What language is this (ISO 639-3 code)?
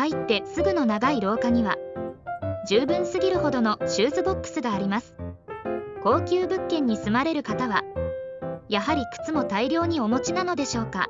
jpn